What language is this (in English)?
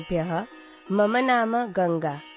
Punjabi